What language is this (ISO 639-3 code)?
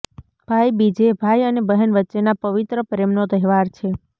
guj